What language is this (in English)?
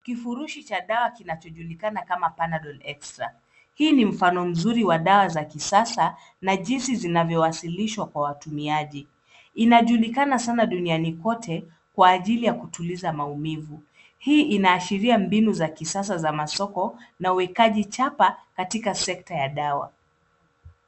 Swahili